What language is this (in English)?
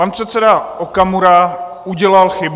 Czech